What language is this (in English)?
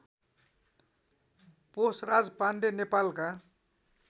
Nepali